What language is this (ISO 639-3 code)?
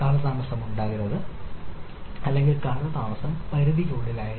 mal